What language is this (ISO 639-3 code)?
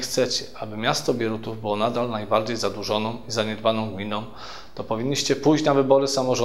pol